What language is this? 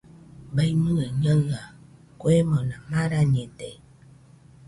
Nüpode Huitoto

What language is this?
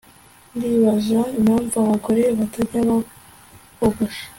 Kinyarwanda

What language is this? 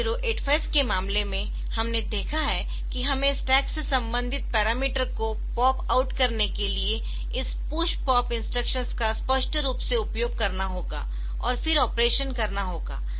Hindi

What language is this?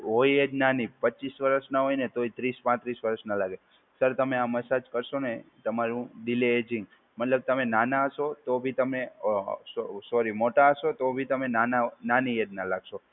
Gujarati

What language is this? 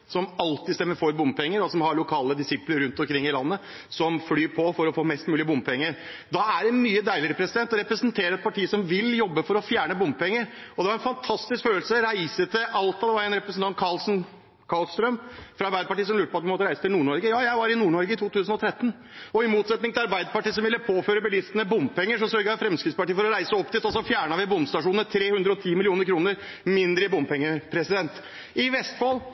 Norwegian Bokmål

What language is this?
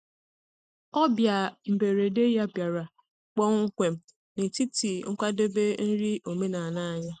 Igbo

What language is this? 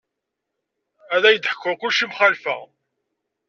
Kabyle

